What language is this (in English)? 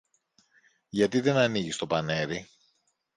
Greek